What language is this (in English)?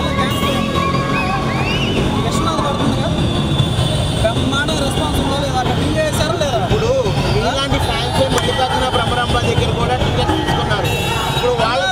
Telugu